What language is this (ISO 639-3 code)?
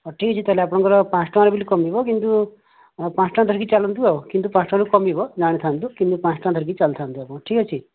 ori